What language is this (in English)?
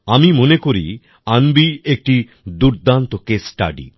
Bangla